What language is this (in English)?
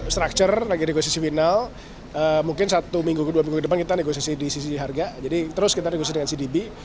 Indonesian